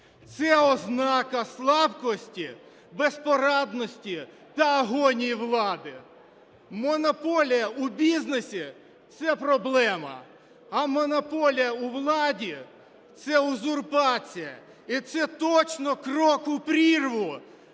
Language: Ukrainian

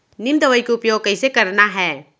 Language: Chhattisgarhi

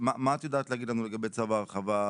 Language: Hebrew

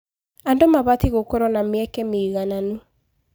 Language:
Kikuyu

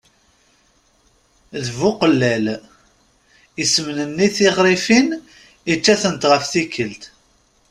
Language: Kabyle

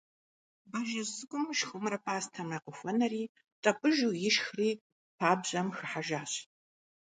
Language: Kabardian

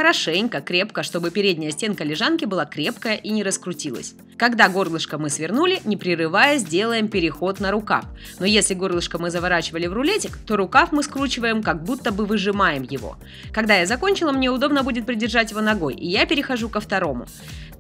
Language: Russian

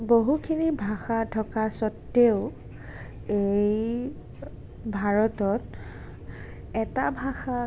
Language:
Assamese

